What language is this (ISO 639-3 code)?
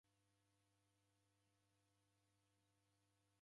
dav